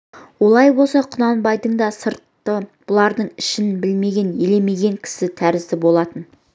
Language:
Kazakh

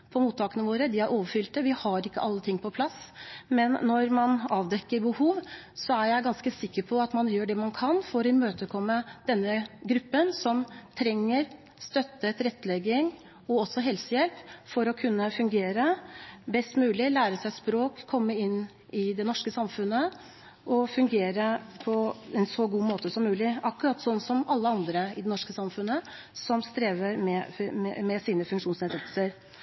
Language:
Norwegian Bokmål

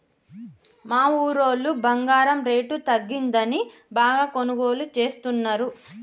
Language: Telugu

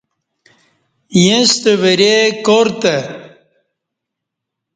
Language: Kati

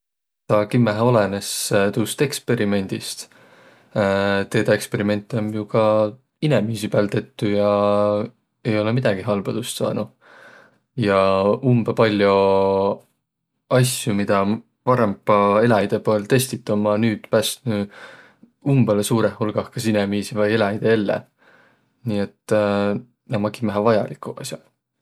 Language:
Võro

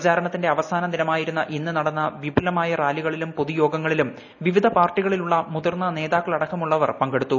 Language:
Malayalam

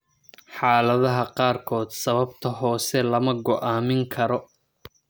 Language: Somali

